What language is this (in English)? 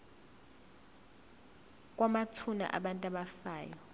Zulu